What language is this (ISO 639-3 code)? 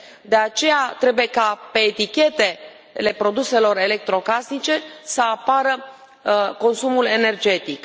ron